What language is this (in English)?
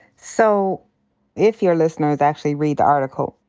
English